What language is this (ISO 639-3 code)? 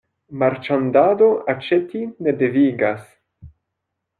epo